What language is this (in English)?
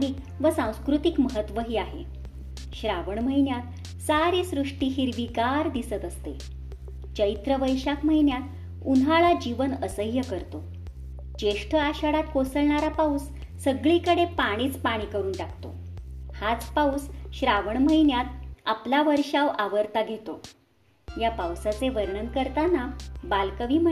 Marathi